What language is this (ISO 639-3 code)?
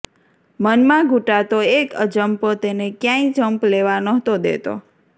guj